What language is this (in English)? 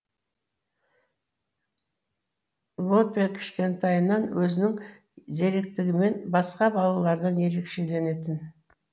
Kazakh